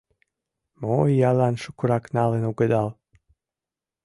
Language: Mari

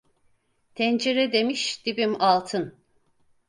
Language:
Turkish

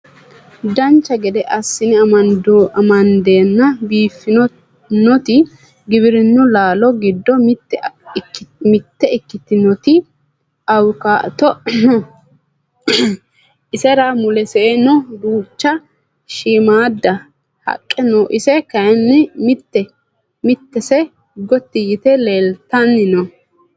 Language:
Sidamo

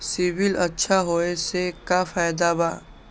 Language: Magahi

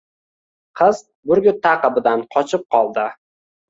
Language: Uzbek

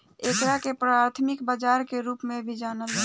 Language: Bhojpuri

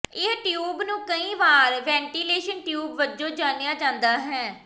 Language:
Punjabi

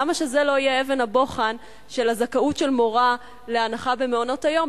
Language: Hebrew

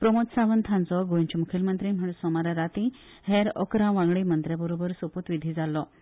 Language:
Konkani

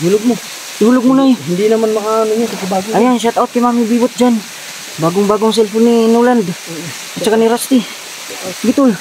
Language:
Filipino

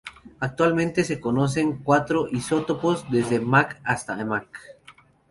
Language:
Spanish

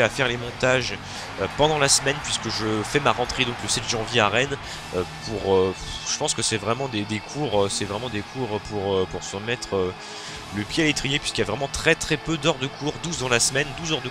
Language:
French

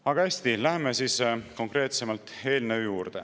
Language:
Estonian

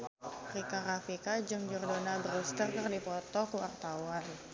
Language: Sundanese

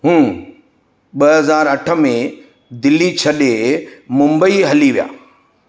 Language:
Sindhi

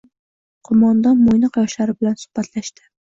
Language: Uzbek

